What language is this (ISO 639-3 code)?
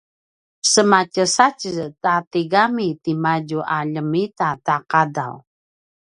pwn